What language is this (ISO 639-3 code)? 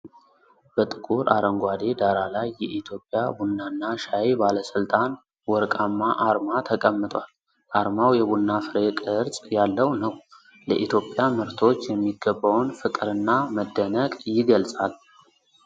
amh